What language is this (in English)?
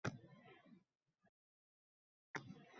Uzbek